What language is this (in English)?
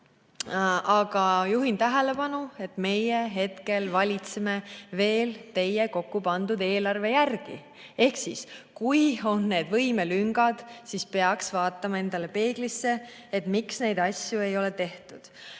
Estonian